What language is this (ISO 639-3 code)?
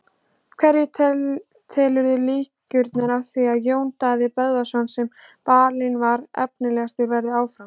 isl